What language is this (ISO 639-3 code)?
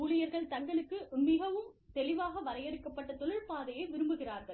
tam